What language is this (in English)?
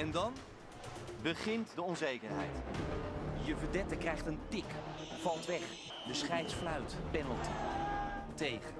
Dutch